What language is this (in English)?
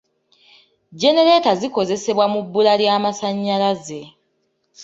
Ganda